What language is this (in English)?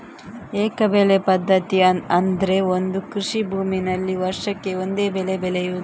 Kannada